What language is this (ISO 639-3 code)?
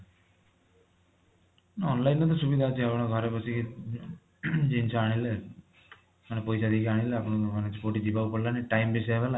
ori